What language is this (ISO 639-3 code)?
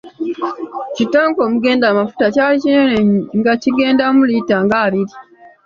lug